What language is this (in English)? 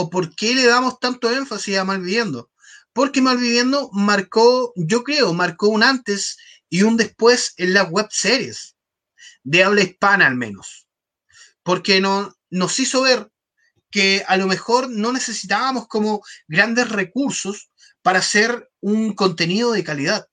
Spanish